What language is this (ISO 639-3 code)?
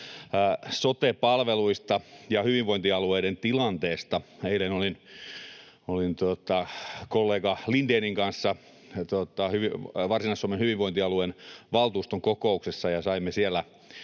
fin